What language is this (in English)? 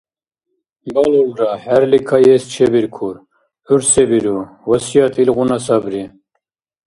Dargwa